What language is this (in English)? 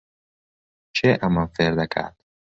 Central Kurdish